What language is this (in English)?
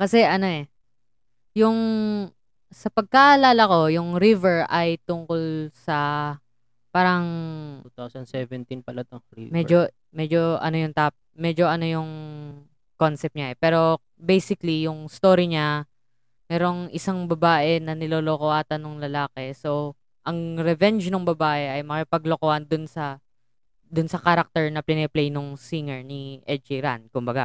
Filipino